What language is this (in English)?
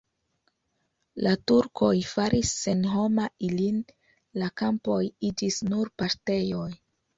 Esperanto